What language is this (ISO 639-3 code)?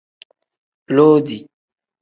kdh